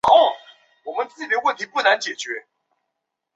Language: Chinese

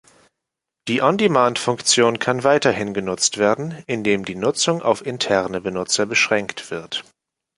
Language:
German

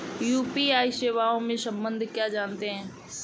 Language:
Hindi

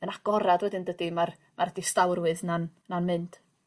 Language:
Welsh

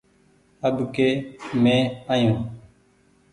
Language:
Goaria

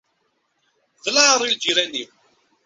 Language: Kabyle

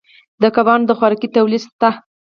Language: Pashto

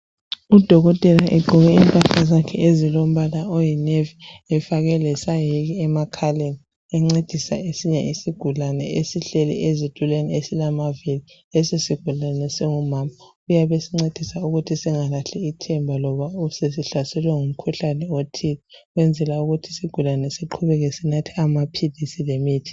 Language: North Ndebele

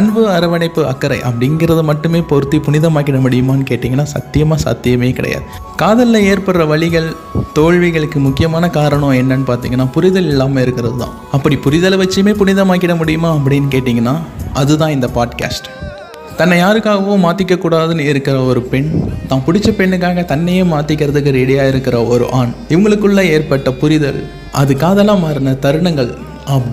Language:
Tamil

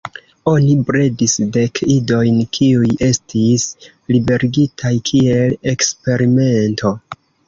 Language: Esperanto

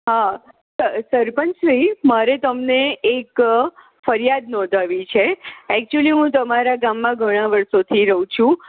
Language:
Gujarati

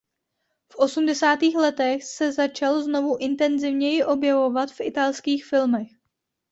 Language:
Czech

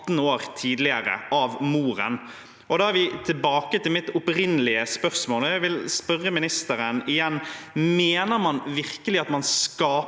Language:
Norwegian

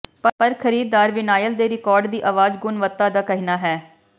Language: Punjabi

